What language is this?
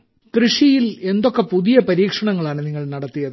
Malayalam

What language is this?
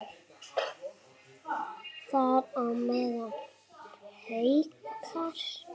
Icelandic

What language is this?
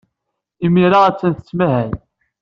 Kabyle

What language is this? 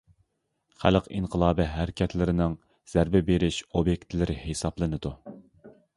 Uyghur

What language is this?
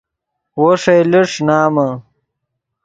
Yidgha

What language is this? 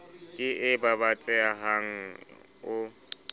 Southern Sotho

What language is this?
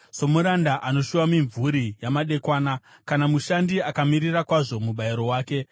Shona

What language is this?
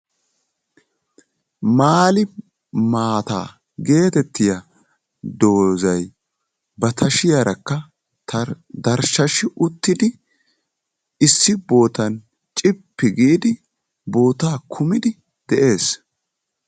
Wolaytta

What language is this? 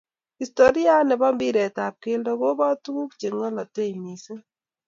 Kalenjin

